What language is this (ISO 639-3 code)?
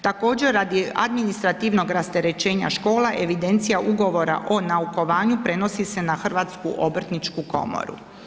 hrv